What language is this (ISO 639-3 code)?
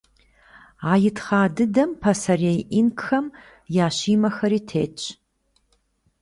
kbd